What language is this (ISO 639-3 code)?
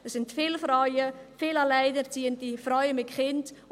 gsw